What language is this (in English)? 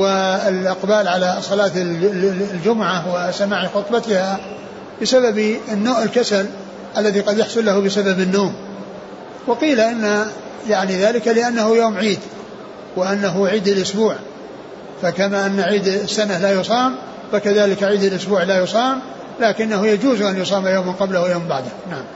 Arabic